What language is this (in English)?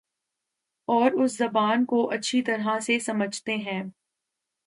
Urdu